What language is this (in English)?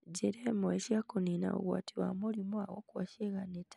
Kikuyu